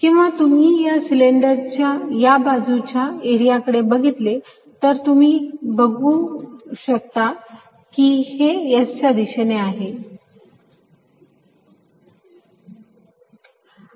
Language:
Marathi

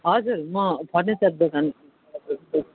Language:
Nepali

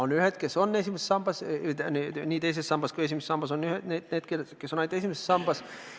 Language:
Estonian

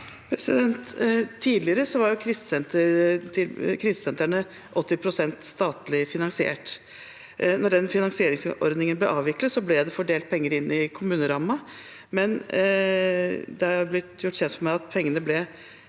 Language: Norwegian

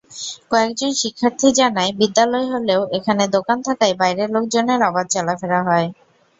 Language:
Bangla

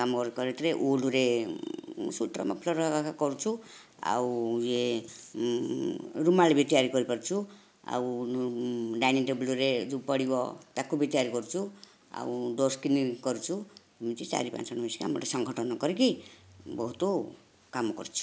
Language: Odia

